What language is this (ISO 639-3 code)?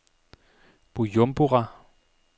dan